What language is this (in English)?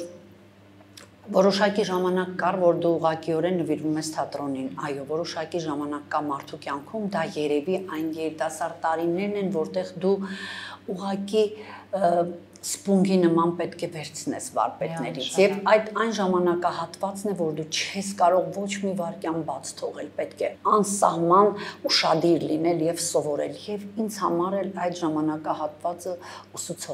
Romanian